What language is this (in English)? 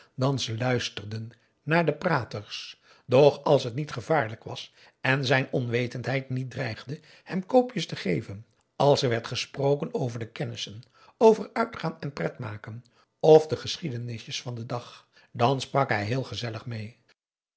Dutch